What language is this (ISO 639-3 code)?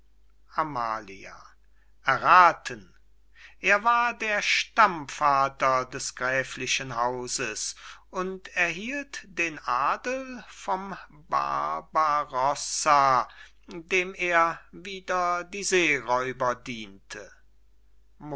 deu